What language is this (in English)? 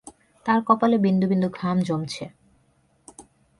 Bangla